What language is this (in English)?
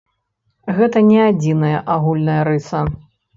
Belarusian